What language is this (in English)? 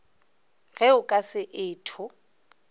Northern Sotho